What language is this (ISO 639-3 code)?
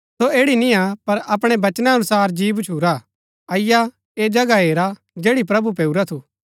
gbk